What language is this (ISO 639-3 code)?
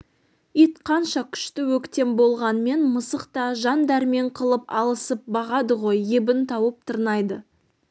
kaz